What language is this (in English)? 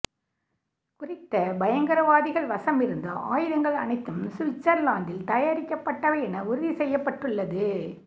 Tamil